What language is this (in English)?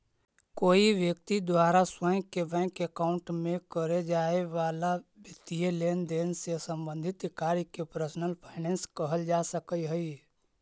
Magahi